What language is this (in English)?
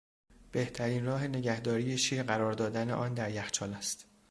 Persian